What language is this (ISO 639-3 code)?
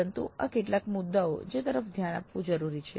guj